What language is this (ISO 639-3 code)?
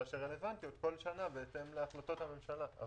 heb